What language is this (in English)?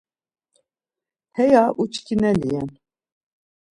Laz